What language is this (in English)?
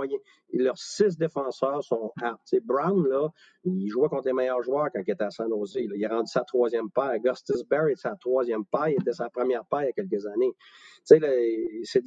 French